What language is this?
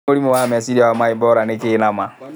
Kikuyu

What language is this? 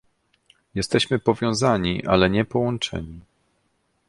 Polish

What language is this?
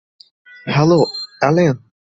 Bangla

